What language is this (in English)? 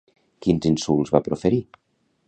Catalan